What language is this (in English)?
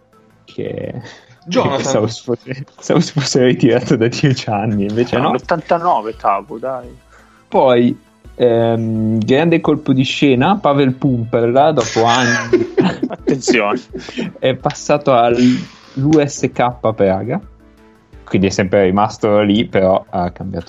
Italian